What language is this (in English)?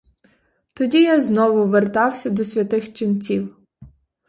Ukrainian